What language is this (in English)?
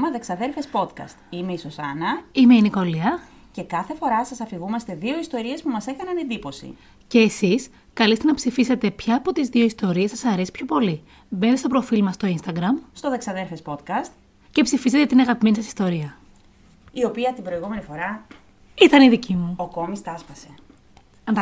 Greek